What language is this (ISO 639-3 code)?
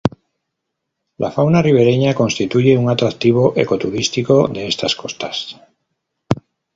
spa